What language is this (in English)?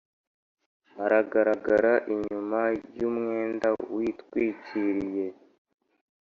Kinyarwanda